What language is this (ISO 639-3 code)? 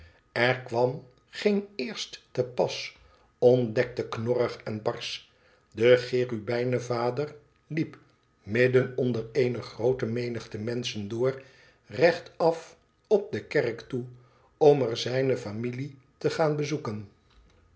nld